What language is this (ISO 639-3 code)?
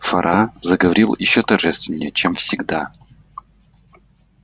rus